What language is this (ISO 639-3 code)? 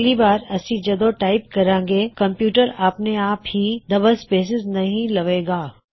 pan